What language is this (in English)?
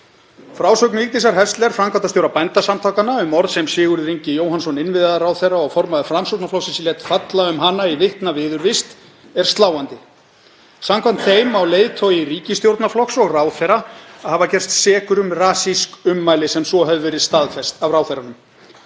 Icelandic